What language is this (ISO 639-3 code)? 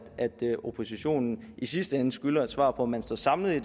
dan